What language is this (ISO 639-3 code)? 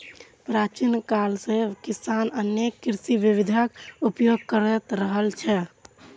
mai